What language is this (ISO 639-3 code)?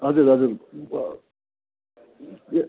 nep